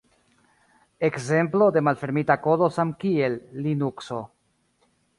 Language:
Esperanto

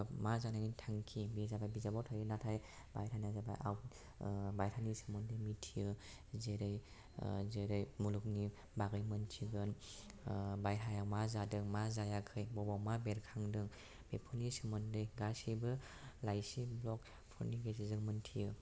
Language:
Bodo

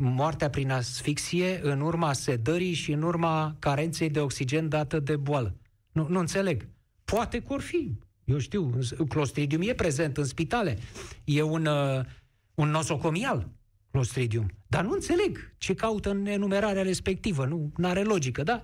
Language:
Romanian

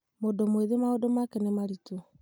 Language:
Kikuyu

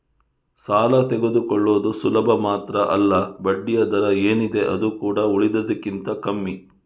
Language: Kannada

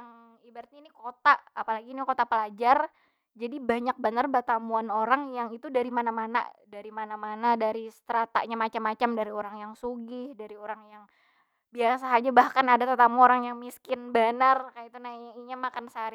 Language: Banjar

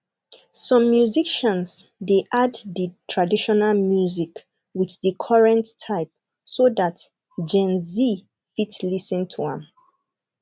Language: Nigerian Pidgin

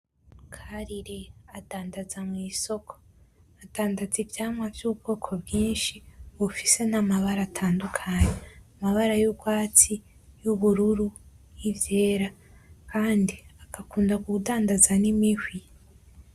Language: Rundi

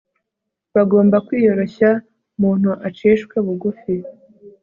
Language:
Kinyarwanda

